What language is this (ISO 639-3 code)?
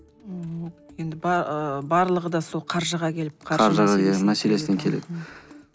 kaz